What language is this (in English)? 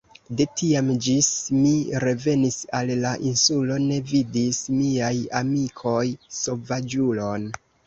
Esperanto